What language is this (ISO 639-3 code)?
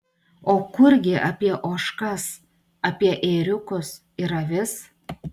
lit